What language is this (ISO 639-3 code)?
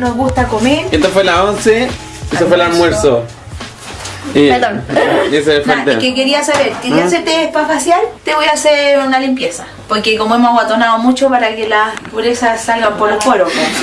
spa